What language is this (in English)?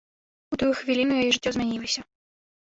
Belarusian